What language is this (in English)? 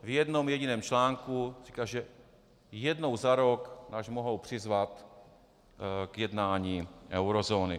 Czech